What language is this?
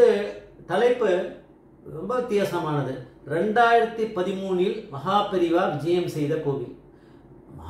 Arabic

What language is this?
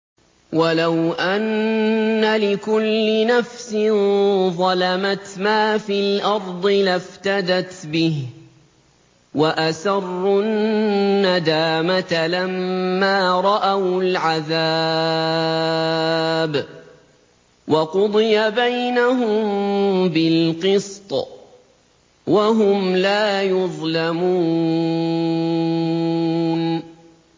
Arabic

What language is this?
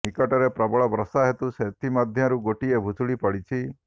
Odia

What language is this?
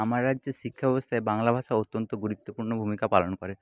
Bangla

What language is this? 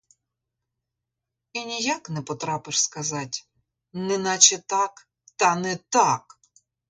Ukrainian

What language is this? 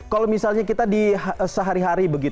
Indonesian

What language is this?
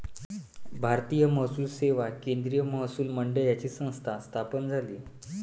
Marathi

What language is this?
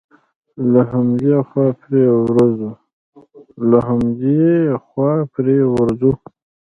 Pashto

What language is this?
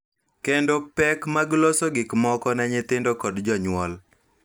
Luo (Kenya and Tanzania)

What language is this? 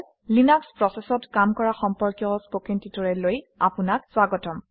Assamese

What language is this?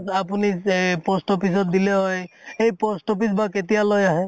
Assamese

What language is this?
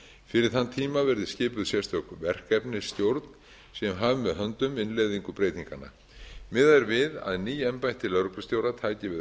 Icelandic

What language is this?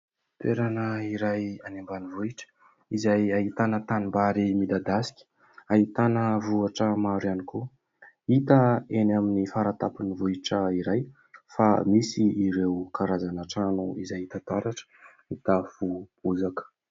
Malagasy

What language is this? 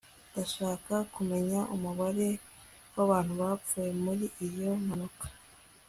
Kinyarwanda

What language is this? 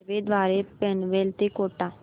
Marathi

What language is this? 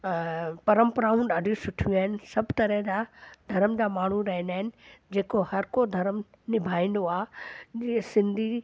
Sindhi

